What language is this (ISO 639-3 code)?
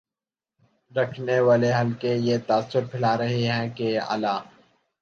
urd